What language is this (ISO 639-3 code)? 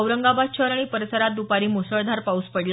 mar